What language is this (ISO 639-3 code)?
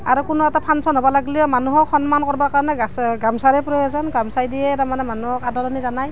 asm